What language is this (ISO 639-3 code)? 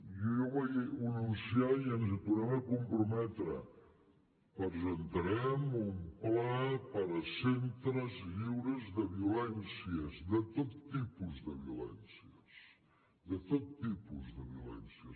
cat